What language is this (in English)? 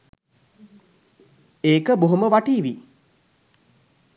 Sinhala